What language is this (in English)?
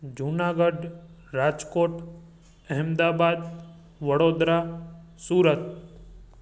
Sindhi